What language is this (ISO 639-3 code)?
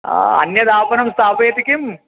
san